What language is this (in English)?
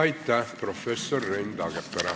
Estonian